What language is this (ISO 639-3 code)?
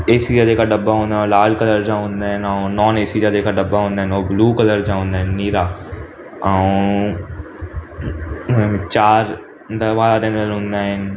snd